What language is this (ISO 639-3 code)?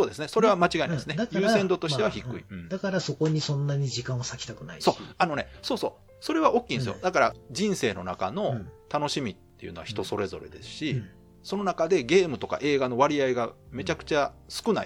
jpn